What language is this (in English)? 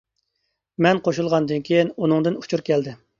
Uyghur